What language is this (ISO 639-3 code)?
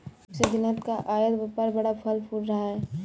hin